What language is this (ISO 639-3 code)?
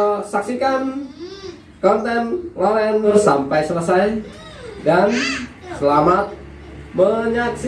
ind